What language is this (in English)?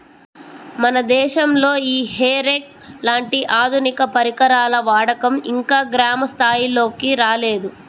Telugu